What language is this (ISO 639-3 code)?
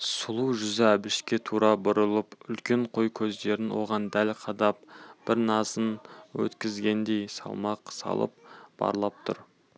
kaz